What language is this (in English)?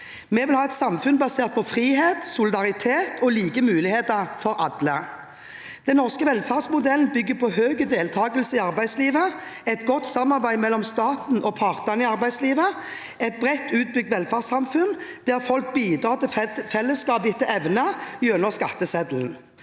Norwegian